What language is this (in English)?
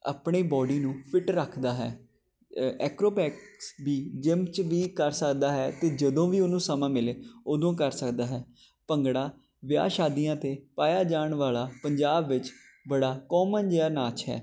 Punjabi